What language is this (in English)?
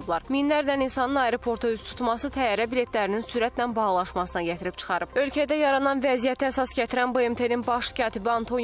Turkish